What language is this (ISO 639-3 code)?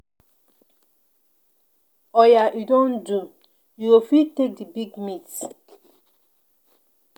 pcm